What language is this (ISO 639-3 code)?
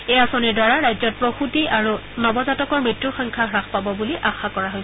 asm